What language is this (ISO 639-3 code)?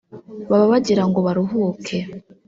kin